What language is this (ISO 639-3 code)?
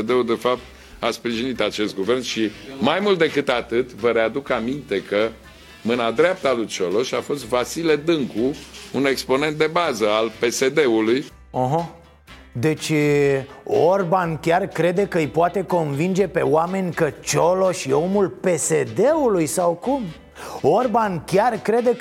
ron